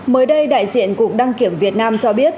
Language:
Vietnamese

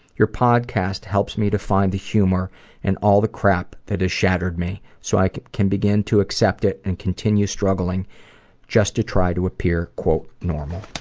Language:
English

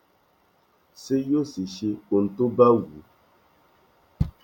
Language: Yoruba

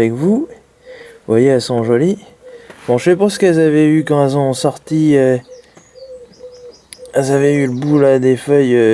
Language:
French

